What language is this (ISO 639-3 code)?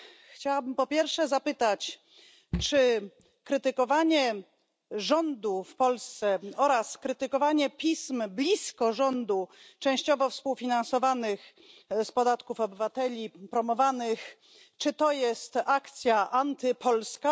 pol